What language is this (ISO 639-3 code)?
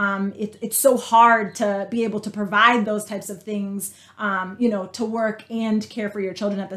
eng